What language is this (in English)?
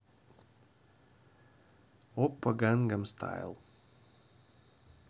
Russian